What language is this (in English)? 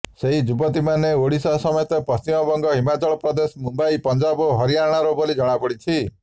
Odia